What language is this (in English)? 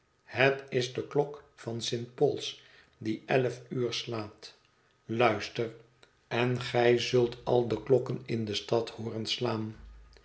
Dutch